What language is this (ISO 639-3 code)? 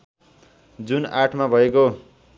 nep